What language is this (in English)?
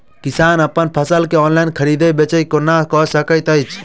Maithili